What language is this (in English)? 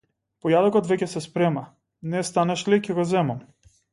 Macedonian